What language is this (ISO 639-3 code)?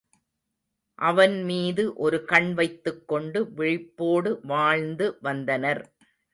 tam